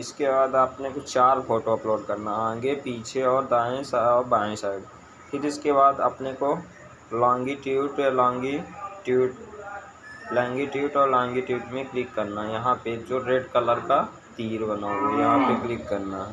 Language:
Hindi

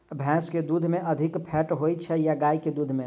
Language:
Maithili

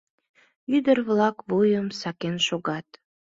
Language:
Mari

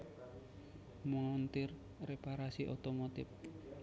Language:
Javanese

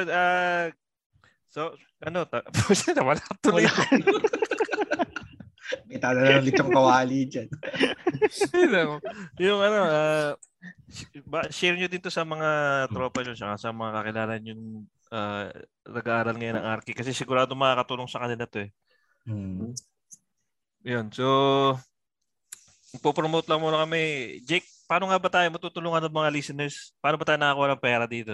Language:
Filipino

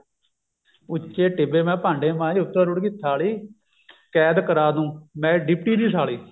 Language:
Punjabi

